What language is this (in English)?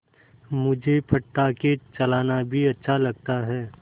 Hindi